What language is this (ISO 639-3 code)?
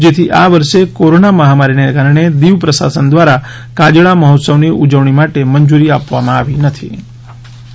guj